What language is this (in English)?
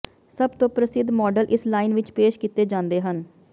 Punjabi